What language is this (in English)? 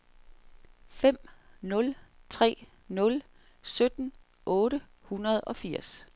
Danish